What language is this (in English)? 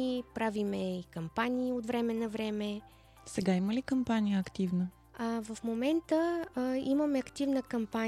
Bulgarian